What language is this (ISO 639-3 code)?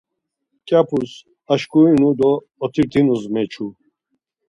lzz